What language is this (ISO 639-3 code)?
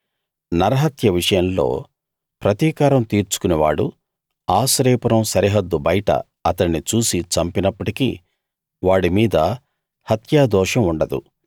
tel